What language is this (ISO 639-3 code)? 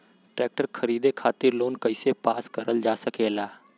bho